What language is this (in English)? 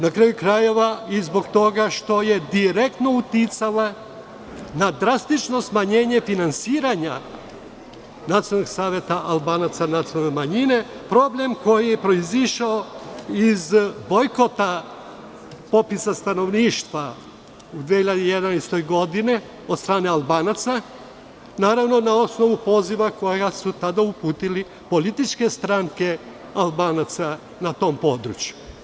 Serbian